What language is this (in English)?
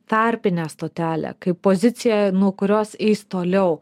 Lithuanian